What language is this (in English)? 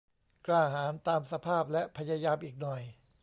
Thai